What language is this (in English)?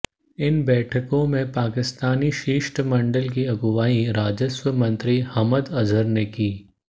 Hindi